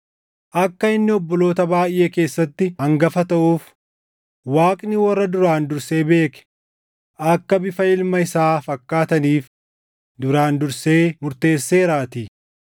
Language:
Oromo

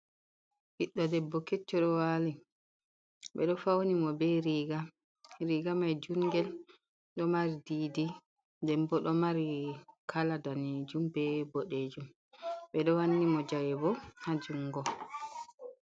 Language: Fula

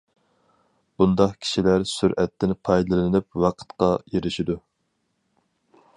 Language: Uyghur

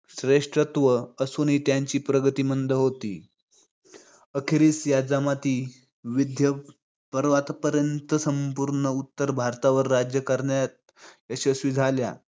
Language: Marathi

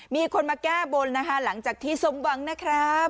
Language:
Thai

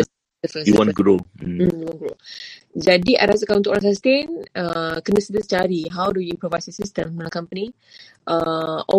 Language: Malay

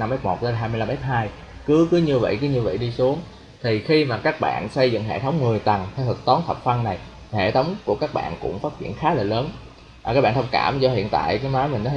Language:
Vietnamese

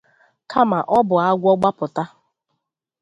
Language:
Igbo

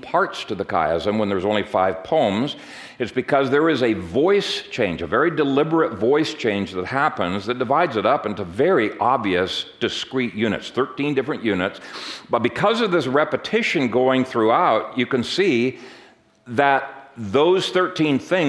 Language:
English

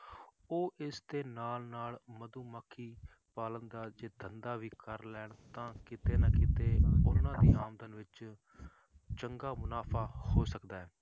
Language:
Punjabi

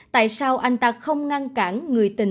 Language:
Vietnamese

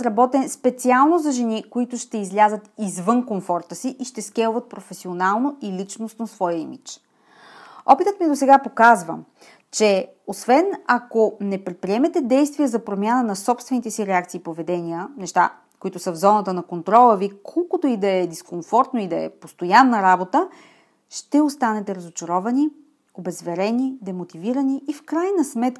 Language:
Bulgarian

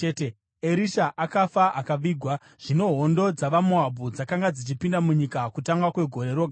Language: Shona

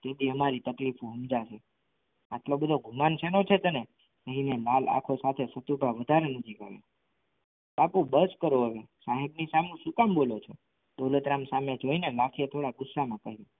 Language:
Gujarati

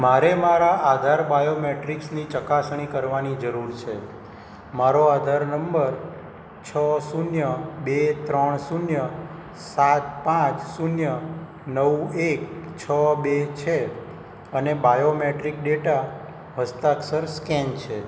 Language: Gujarati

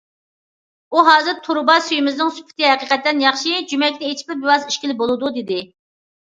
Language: Uyghur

